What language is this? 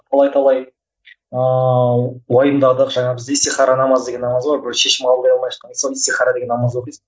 Kazakh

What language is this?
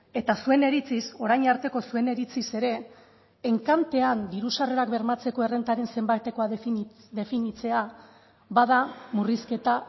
Basque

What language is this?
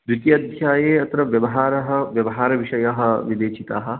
Sanskrit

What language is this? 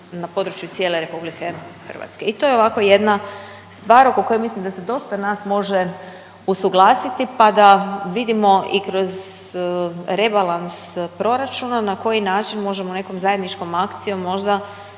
Croatian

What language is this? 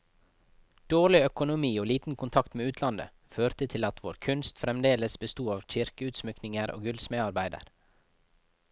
Norwegian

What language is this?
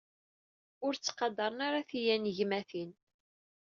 Kabyle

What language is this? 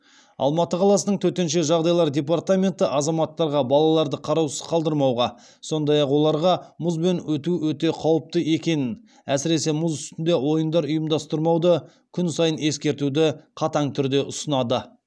Kazakh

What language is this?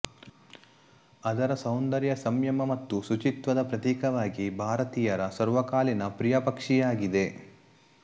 Kannada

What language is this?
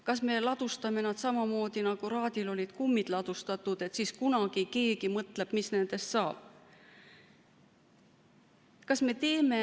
Estonian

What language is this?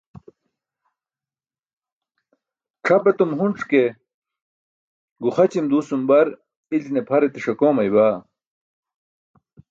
Burushaski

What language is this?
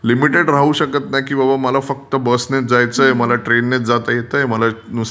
Marathi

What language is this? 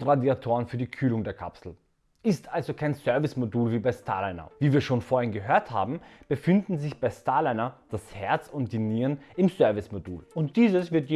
German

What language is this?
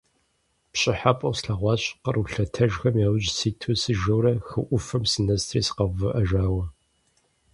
Kabardian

